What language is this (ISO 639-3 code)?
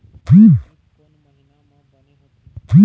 hne